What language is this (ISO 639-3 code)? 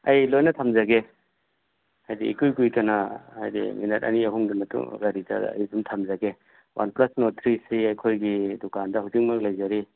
mni